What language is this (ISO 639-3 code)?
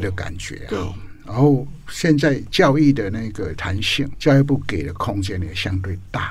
zho